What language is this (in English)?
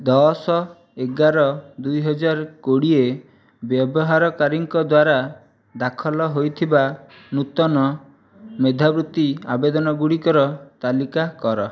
Odia